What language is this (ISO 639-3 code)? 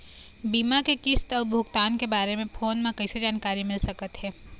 hne